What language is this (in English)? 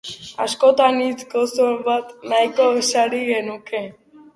Basque